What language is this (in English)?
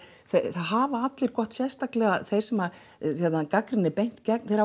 Icelandic